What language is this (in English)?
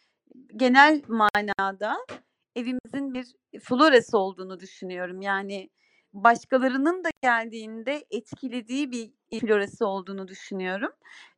Turkish